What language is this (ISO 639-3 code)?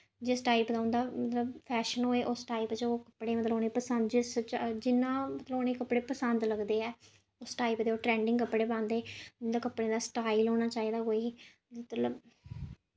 doi